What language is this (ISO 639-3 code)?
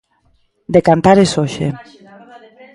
glg